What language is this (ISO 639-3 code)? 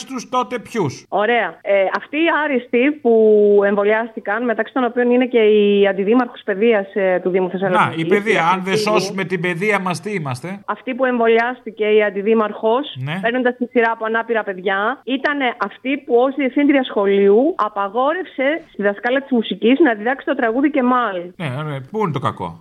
ell